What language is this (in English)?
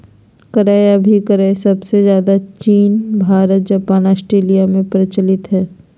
Magahi